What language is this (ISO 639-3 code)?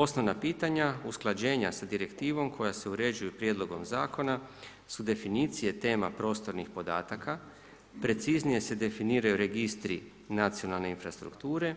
hrv